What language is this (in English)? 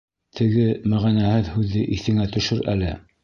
Bashkir